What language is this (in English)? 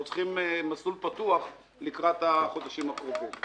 Hebrew